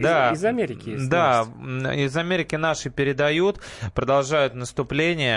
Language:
Russian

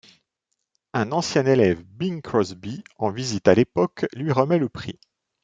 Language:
French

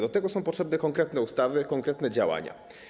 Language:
Polish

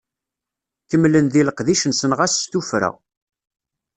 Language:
Kabyle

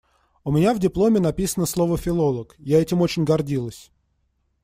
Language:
Russian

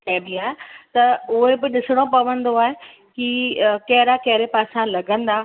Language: Sindhi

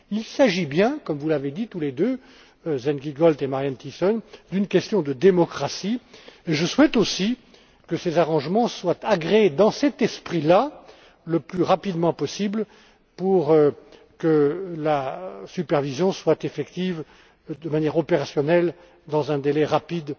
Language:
French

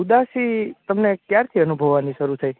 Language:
Gujarati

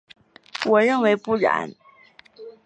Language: Chinese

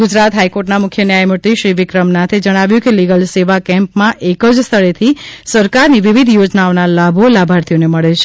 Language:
Gujarati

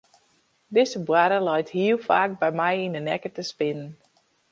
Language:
Western Frisian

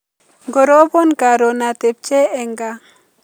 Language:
Kalenjin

